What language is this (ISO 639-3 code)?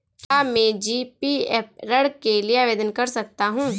hin